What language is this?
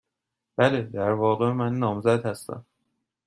Persian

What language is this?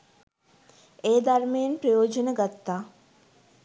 Sinhala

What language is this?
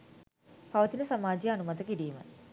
Sinhala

